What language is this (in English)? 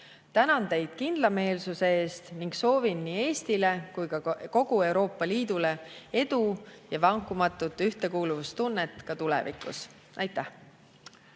Estonian